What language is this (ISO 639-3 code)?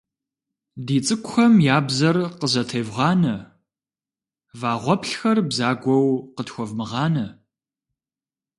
kbd